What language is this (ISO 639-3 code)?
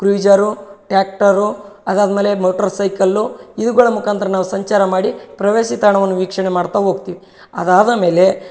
kan